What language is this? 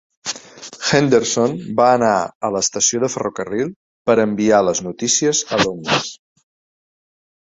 Catalan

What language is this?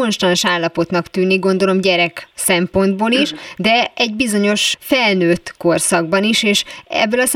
Hungarian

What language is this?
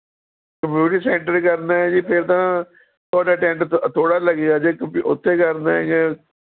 Punjabi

